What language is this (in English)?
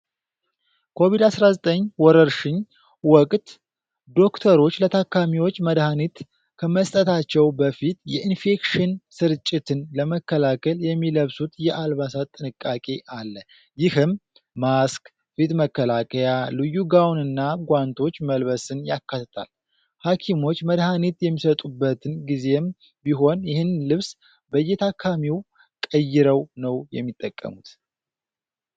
Amharic